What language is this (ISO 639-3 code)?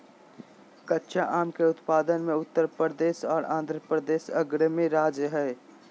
mag